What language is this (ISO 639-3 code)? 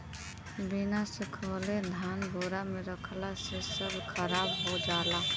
bho